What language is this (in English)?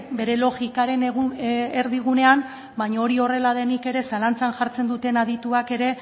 Basque